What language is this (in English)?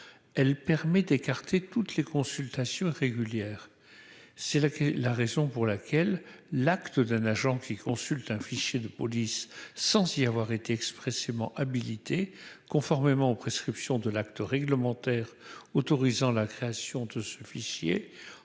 French